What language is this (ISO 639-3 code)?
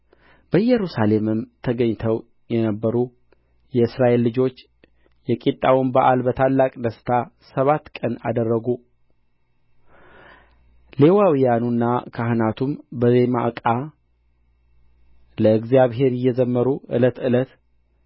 amh